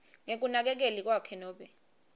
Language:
Swati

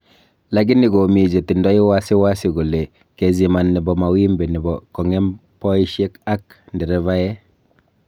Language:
Kalenjin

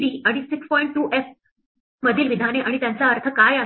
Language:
Marathi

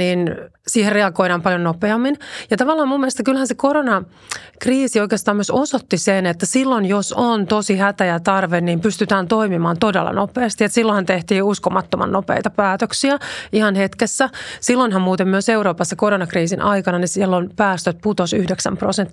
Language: Finnish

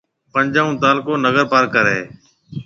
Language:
Marwari (Pakistan)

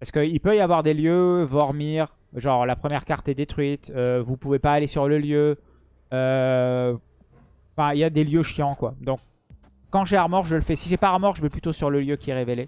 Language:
French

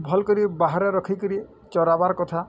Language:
Odia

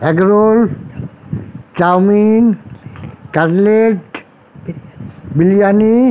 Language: Bangla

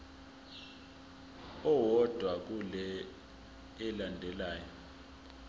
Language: Zulu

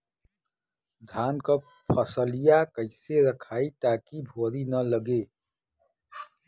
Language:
Bhojpuri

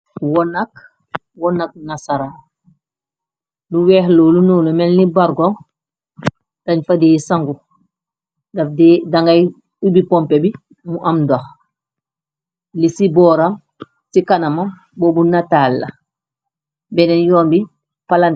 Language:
Wolof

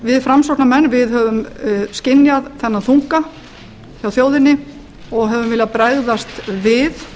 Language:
Icelandic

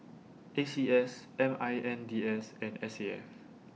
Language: English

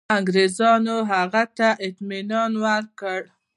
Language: Pashto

